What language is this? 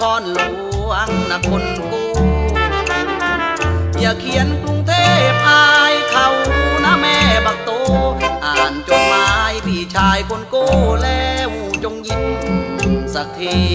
Thai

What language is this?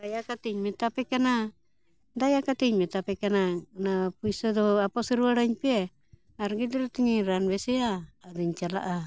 Santali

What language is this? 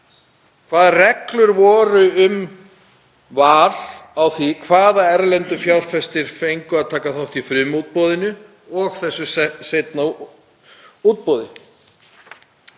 Icelandic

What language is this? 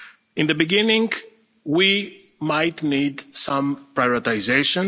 English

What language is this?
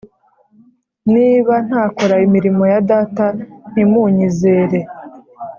Kinyarwanda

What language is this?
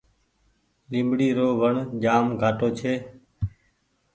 Goaria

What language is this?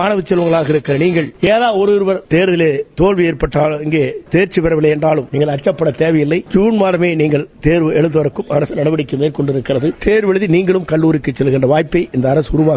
Tamil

